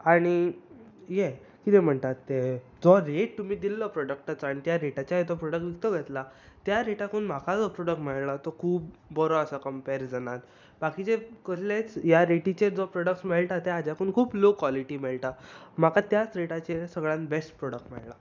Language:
Konkani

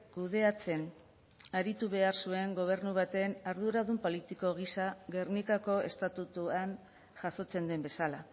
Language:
Basque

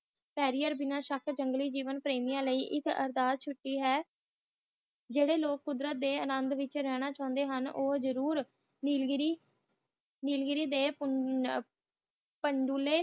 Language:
Punjabi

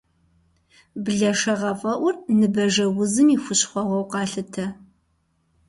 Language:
Kabardian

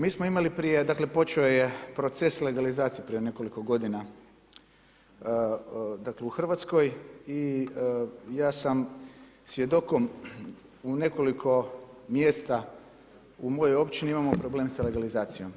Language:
Croatian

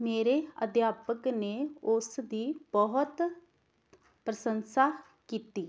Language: Punjabi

